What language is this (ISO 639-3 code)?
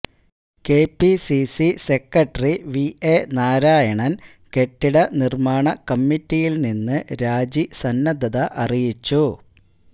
mal